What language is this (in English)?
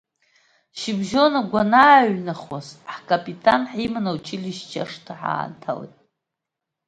Abkhazian